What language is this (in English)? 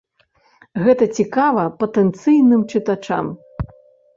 Belarusian